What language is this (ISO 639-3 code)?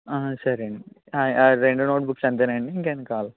tel